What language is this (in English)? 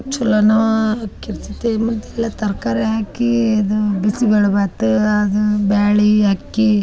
Kannada